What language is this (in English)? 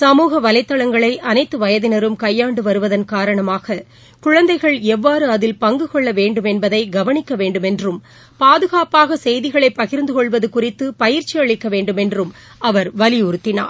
Tamil